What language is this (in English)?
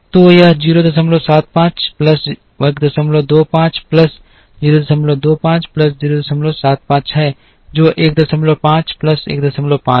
Hindi